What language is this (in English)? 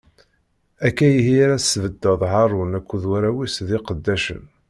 Kabyle